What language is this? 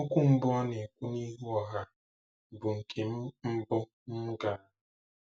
Igbo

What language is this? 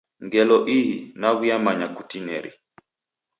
Taita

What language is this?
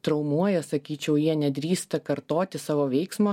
Lithuanian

